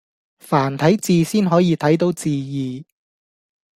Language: Cantonese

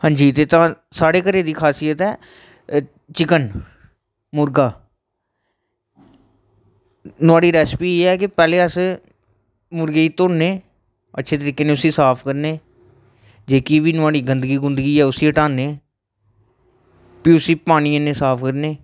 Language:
Dogri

